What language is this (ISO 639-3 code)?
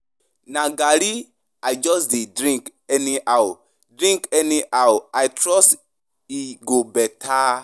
pcm